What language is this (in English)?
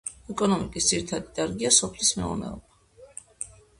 Georgian